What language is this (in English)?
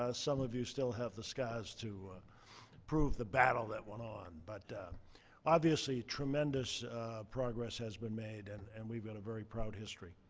English